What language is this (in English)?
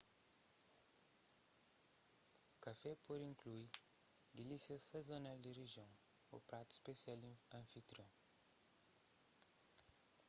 Kabuverdianu